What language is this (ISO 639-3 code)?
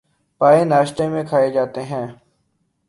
urd